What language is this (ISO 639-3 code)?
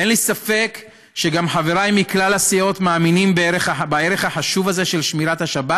heb